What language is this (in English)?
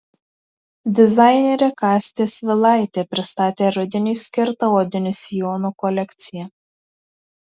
Lithuanian